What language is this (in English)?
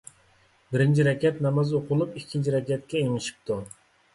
Uyghur